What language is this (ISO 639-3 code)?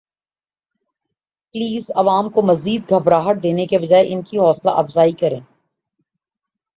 urd